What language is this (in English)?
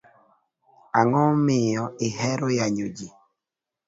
Luo (Kenya and Tanzania)